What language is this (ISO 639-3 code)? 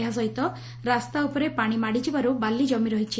ori